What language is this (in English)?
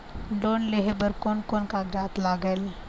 Chhattisgarhi